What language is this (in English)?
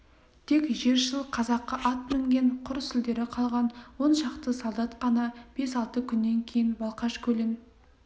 Kazakh